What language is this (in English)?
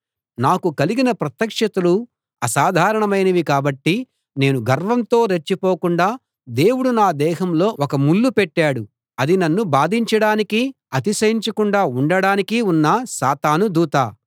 Telugu